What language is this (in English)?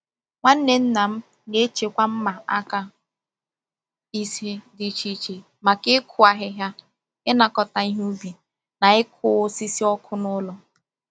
Igbo